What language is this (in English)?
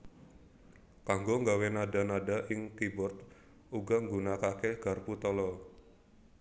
Javanese